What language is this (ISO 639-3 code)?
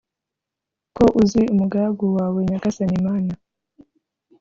kin